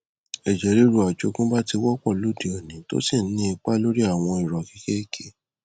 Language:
Yoruba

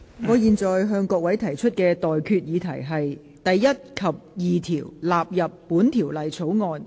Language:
Cantonese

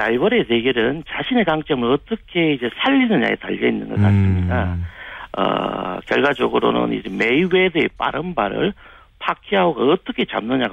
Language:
Korean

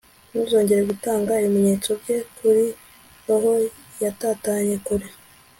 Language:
Kinyarwanda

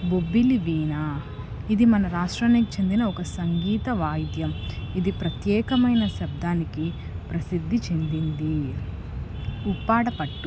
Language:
Telugu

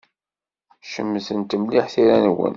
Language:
Kabyle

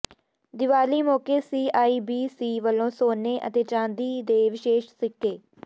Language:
Punjabi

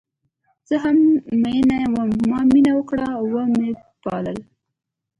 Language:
Pashto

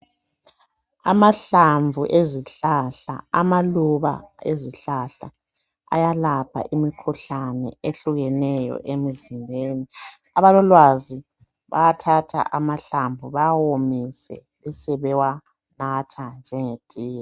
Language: North Ndebele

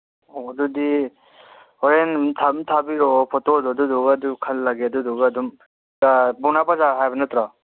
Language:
Manipuri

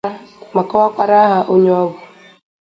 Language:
Igbo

